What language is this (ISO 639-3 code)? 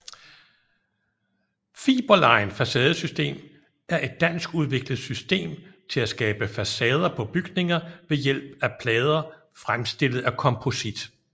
dan